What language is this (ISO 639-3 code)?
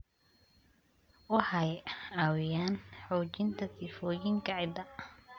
som